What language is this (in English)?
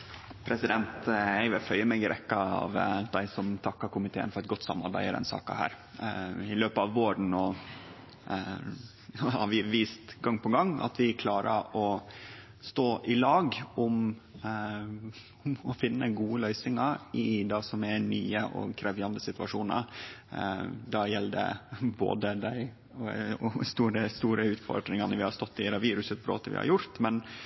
Norwegian Nynorsk